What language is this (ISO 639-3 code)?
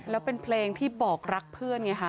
tha